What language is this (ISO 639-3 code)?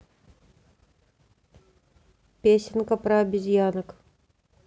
rus